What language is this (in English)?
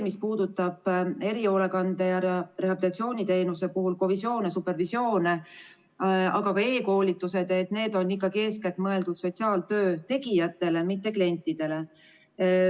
Estonian